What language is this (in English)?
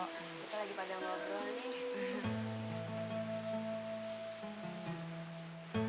Indonesian